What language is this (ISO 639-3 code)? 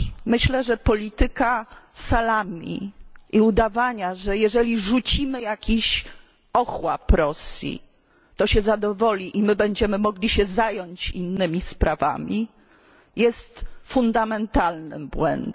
pol